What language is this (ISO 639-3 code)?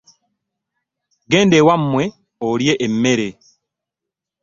lug